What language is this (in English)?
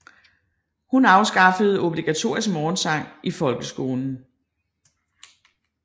Danish